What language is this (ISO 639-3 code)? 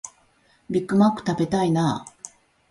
jpn